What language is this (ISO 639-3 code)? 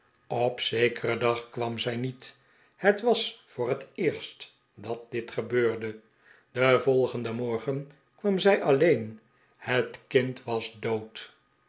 nld